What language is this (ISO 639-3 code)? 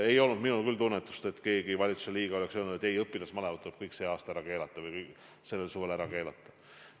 est